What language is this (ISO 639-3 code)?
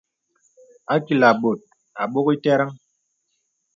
beb